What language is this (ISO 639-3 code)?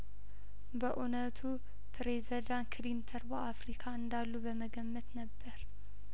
amh